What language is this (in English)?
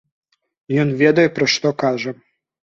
Belarusian